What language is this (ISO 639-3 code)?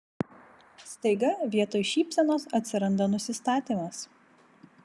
lit